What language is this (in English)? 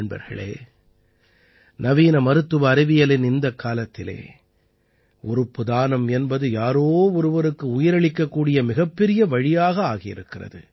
Tamil